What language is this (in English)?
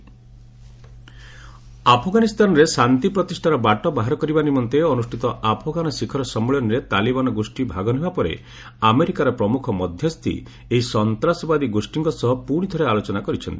Odia